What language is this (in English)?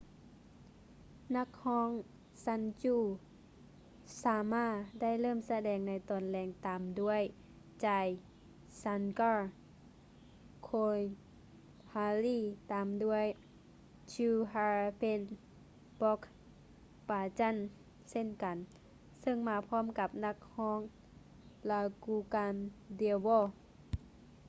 Lao